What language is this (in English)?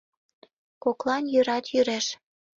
Mari